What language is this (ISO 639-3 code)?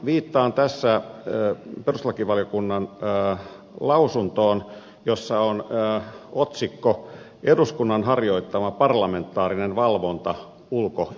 fin